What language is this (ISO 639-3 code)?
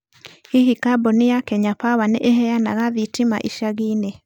kik